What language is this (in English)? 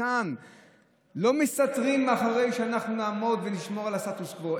Hebrew